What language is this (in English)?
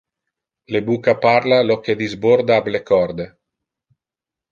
Interlingua